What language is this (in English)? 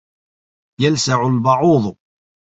Arabic